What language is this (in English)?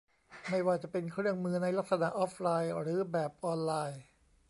Thai